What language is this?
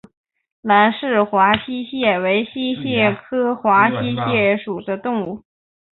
Chinese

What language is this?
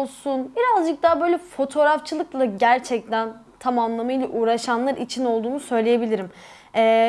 Turkish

